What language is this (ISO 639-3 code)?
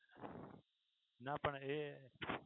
guj